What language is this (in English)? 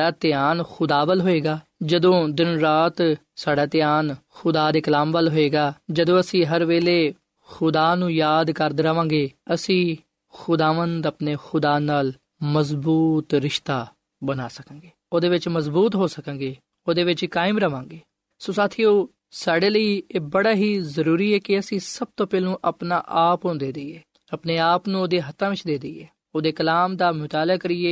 Punjabi